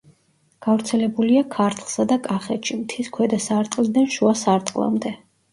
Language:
Georgian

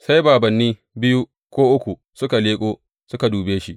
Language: Hausa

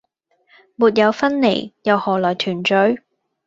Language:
Cantonese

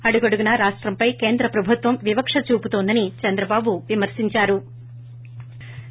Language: Telugu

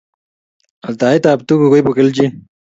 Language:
Kalenjin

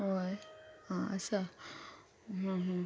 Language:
Konkani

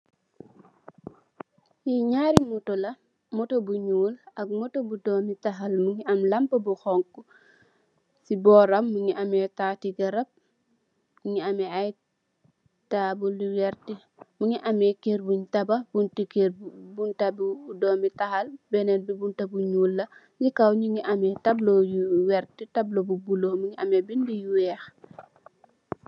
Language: Wolof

